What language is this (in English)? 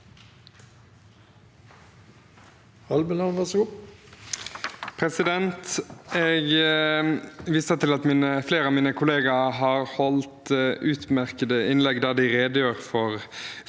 Norwegian